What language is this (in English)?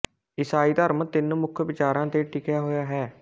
Punjabi